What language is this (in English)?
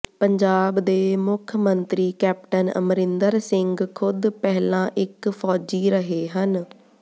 Punjabi